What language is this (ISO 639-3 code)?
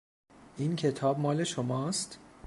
fas